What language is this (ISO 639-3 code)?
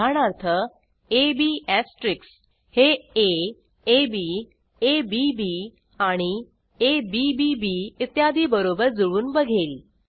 mar